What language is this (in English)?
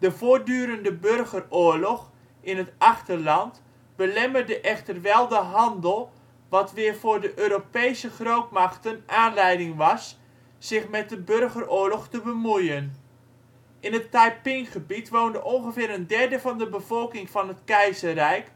Dutch